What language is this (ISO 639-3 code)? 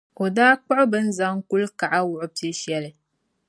dag